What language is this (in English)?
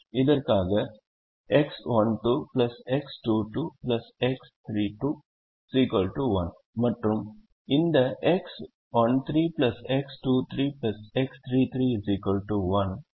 Tamil